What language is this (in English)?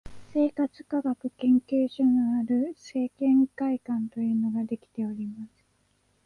Japanese